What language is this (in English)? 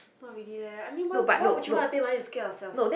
English